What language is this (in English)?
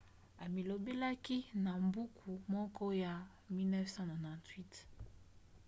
Lingala